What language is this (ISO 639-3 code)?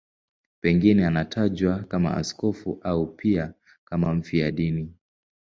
swa